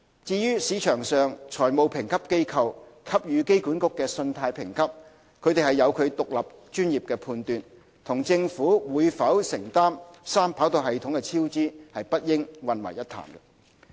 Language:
Cantonese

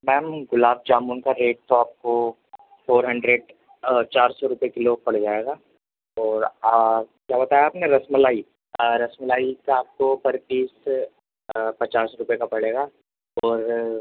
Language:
Urdu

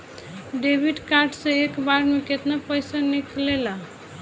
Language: Bhojpuri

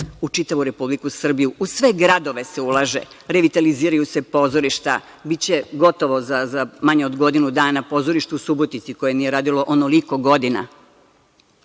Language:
Serbian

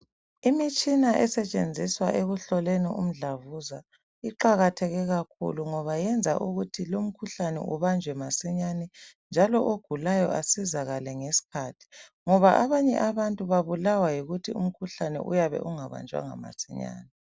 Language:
North Ndebele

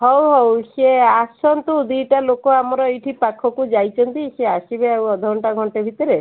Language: Odia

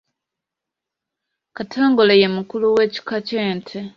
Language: Ganda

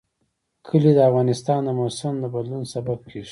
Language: Pashto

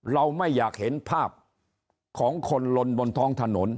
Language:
Thai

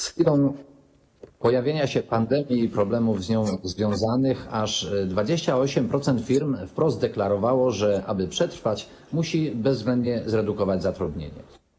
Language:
Polish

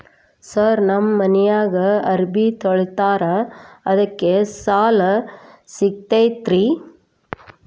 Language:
Kannada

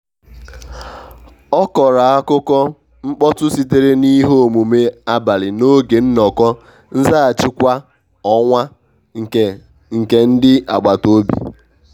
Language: Igbo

